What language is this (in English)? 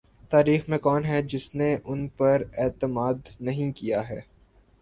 Urdu